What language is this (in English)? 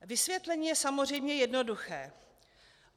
Czech